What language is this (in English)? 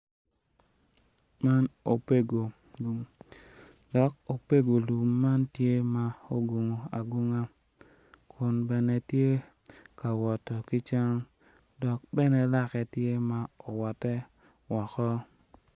Acoli